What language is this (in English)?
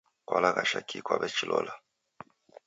Taita